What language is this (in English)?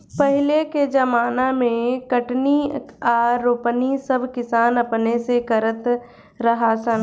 Bhojpuri